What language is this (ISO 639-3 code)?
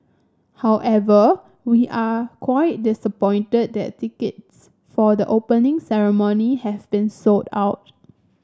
eng